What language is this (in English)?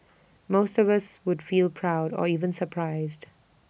English